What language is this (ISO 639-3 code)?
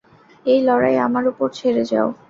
ben